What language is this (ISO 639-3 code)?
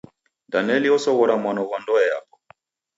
dav